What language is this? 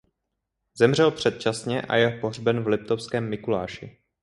Czech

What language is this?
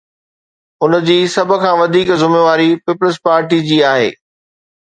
Sindhi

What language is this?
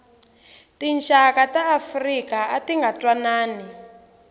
Tsonga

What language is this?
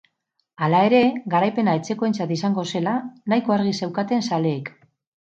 Basque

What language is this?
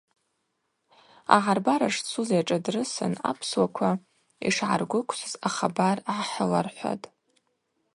Abaza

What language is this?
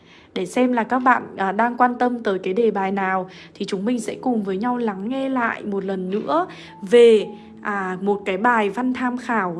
Vietnamese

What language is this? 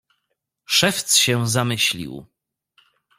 Polish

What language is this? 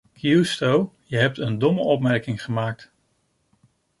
Dutch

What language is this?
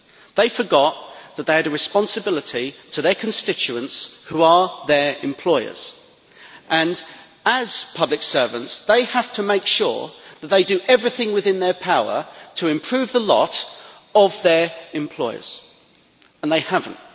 English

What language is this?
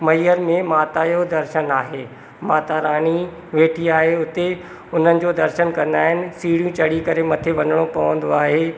Sindhi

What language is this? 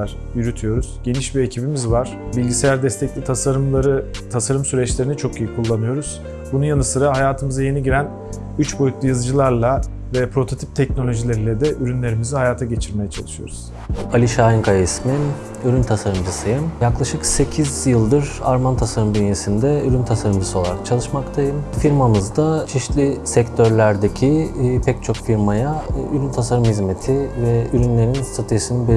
Turkish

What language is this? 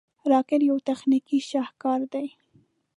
Pashto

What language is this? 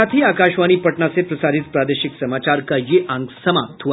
Hindi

